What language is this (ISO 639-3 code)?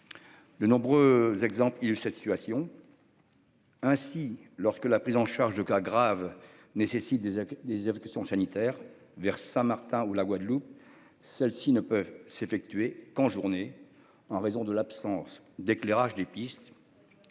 fra